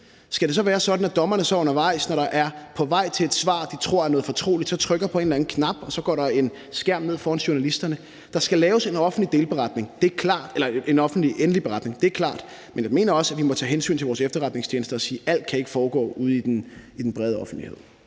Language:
Danish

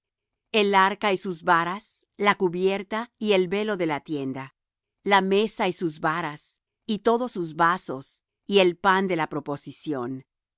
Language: Spanish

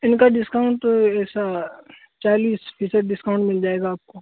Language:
Urdu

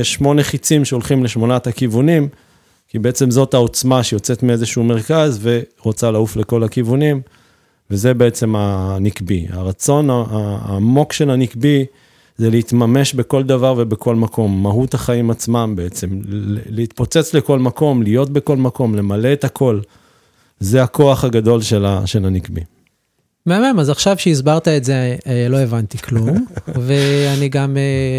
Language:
Hebrew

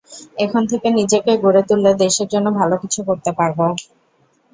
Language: Bangla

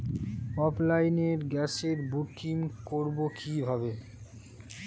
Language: Bangla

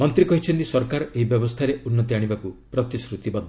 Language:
Odia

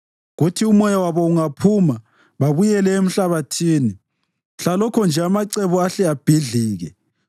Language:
North Ndebele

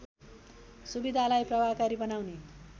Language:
Nepali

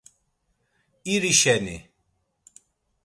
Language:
Laz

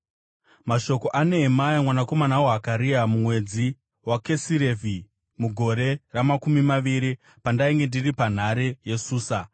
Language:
Shona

